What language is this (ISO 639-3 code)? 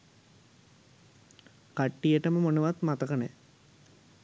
sin